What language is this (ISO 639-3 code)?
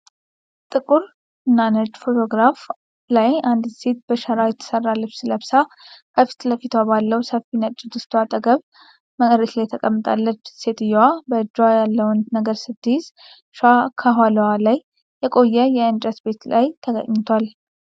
amh